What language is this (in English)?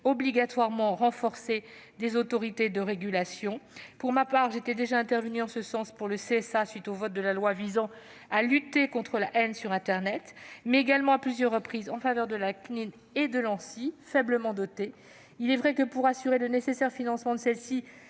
French